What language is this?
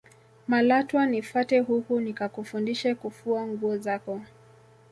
Swahili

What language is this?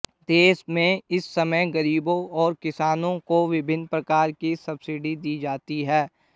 Hindi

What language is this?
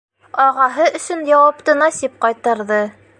Bashkir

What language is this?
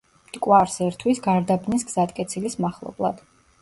Georgian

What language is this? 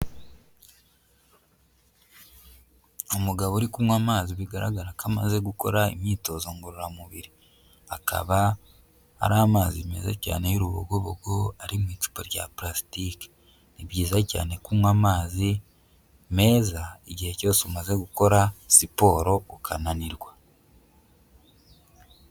Kinyarwanda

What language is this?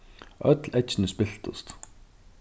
Faroese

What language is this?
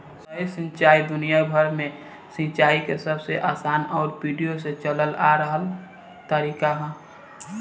Bhojpuri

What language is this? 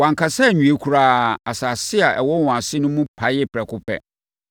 Akan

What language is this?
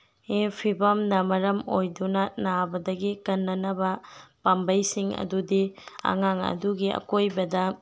Manipuri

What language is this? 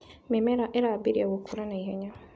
Kikuyu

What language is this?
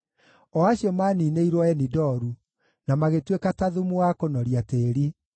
Kikuyu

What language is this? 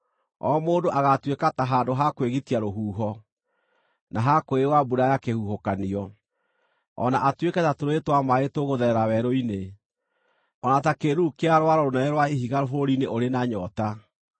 Kikuyu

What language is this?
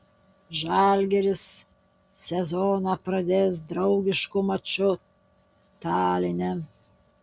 Lithuanian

